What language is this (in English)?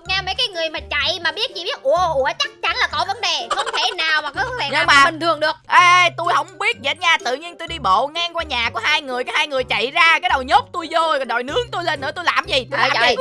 Vietnamese